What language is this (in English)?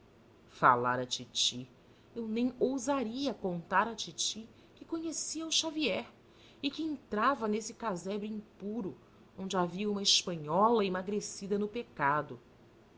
Portuguese